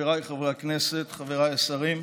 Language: Hebrew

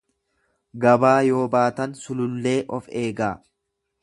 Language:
Oromo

